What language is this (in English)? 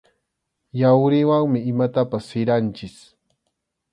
Arequipa-La Unión Quechua